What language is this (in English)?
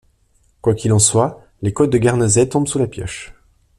French